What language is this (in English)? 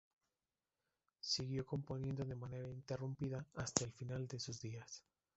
Spanish